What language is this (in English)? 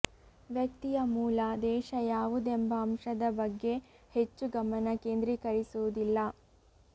Kannada